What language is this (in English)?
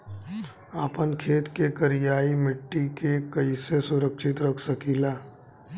Bhojpuri